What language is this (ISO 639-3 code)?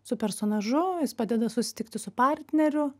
lit